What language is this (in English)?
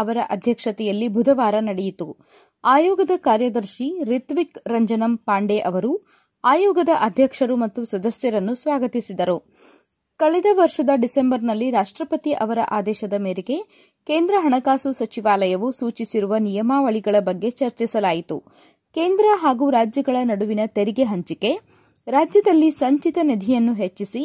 Kannada